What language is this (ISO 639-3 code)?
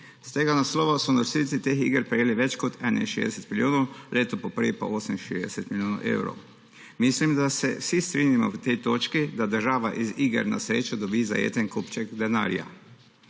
slv